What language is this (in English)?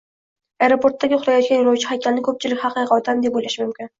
Uzbek